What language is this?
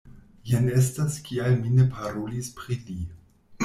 Esperanto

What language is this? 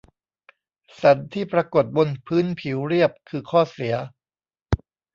Thai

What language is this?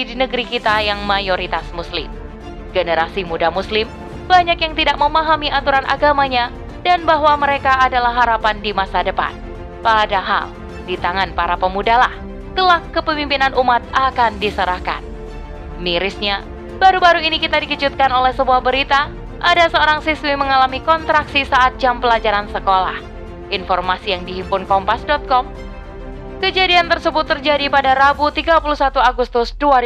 Indonesian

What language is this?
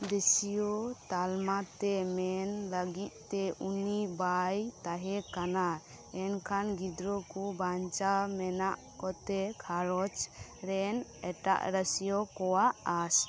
Santali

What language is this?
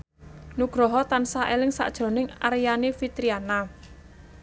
Javanese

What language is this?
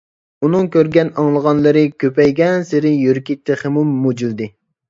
Uyghur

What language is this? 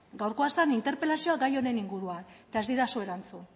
Basque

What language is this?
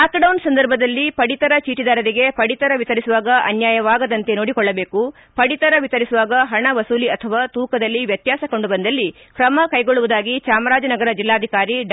Kannada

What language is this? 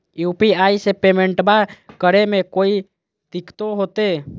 Magahi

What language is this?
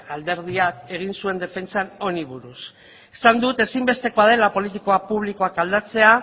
Basque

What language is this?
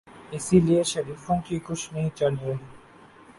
Urdu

